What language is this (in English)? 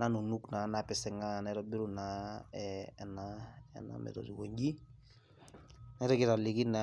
Masai